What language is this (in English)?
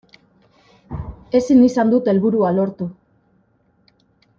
Basque